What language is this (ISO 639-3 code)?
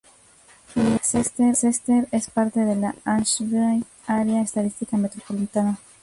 spa